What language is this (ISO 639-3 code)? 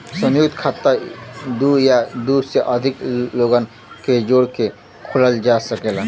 bho